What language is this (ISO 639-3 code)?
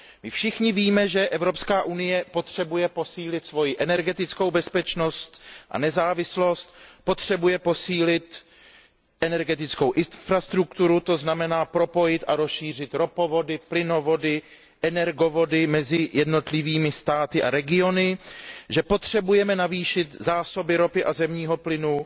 ces